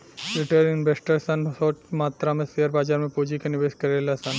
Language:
Bhojpuri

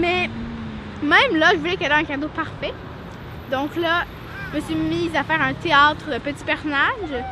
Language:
French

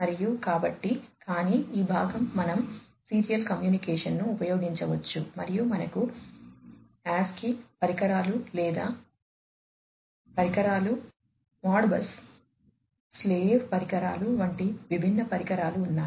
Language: Telugu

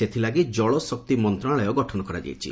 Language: Odia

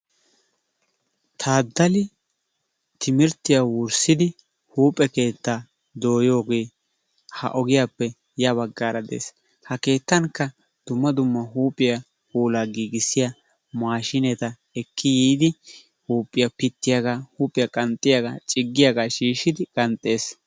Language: Wolaytta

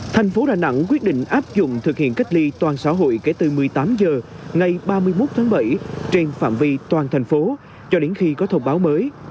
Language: Vietnamese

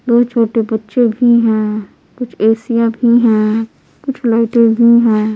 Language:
Hindi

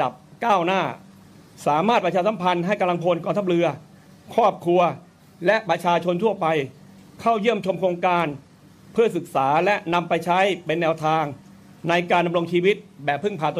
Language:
Thai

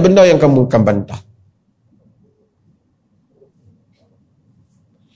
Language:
Malay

